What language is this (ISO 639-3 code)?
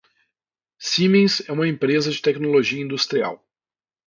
por